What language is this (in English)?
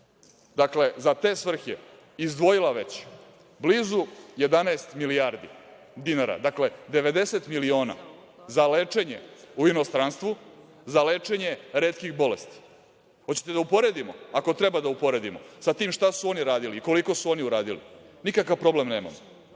Serbian